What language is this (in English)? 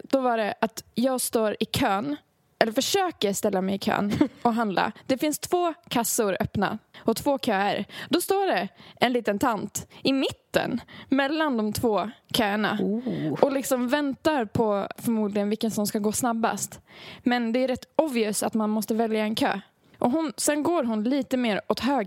Swedish